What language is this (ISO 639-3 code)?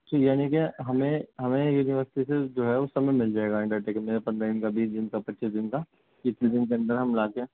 urd